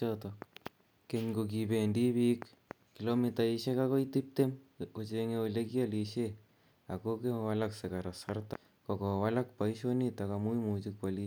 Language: Kalenjin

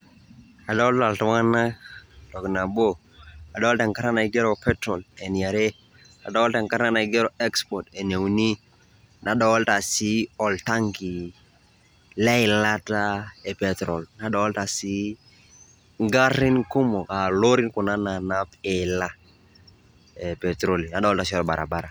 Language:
Masai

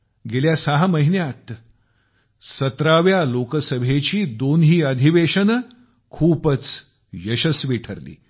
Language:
Marathi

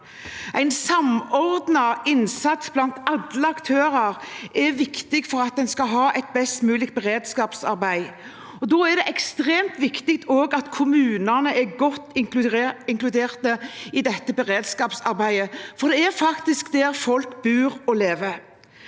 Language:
Norwegian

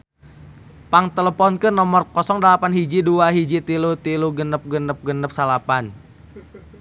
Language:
Sundanese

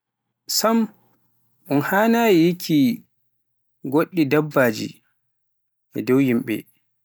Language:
Pular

